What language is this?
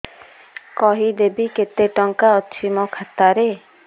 Odia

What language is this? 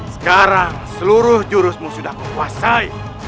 Indonesian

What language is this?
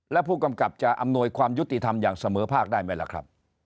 Thai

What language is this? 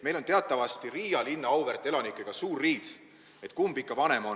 Estonian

